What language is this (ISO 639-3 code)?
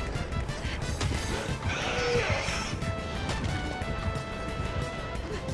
jpn